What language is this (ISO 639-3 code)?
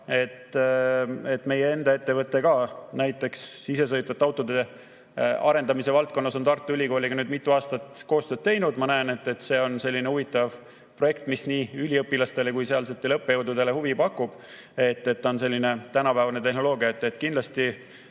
est